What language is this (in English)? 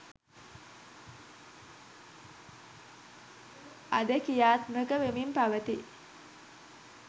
Sinhala